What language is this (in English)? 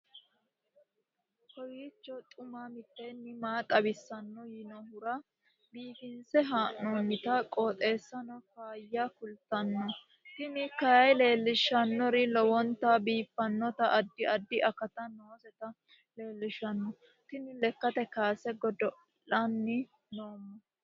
Sidamo